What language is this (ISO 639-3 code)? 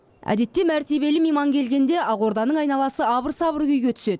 kaz